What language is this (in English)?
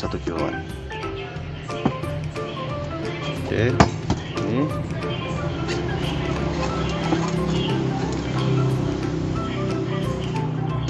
Indonesian